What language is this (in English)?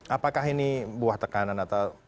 Indonesian